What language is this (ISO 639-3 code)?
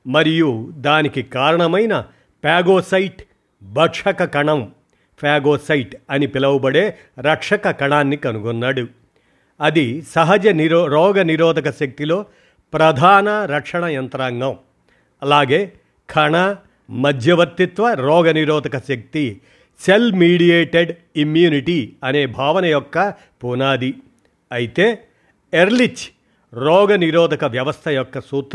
tel